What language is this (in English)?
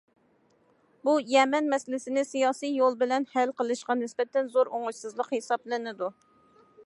Uyghur